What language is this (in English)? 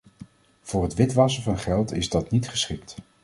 Dutch